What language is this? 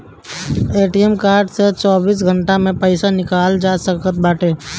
Bhojpuri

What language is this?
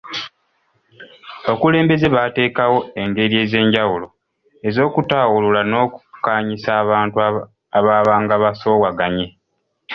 Ganda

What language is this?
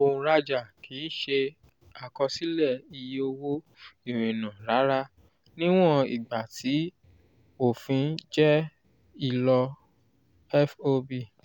Yoruba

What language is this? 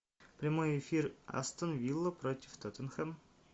Russian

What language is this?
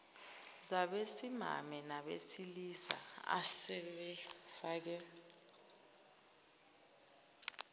Zulu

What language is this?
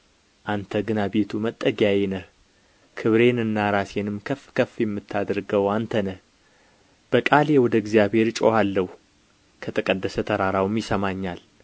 Amharic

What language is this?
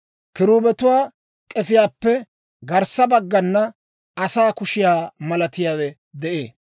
Dawro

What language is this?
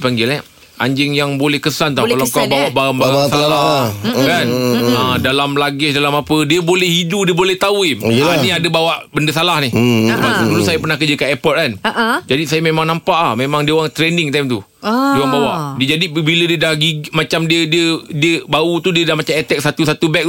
Malay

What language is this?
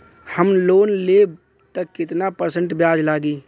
Bhojpuri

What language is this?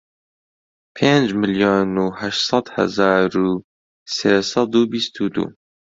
Central Kurdish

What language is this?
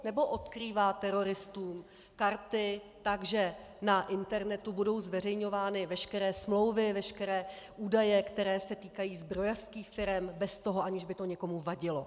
Czech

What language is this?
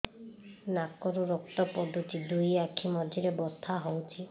Odia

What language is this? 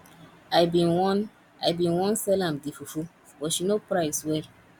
Nigerian Pidgin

